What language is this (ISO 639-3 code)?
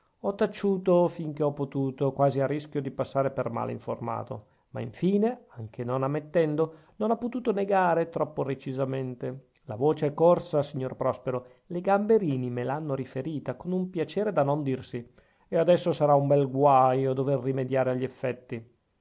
ita